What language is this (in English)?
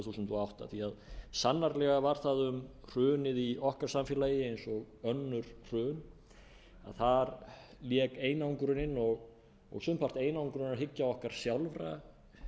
Icelandic